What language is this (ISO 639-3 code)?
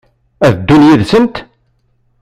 kab